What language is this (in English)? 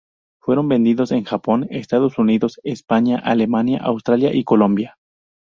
Spanish